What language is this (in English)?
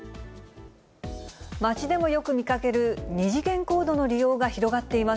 Japanese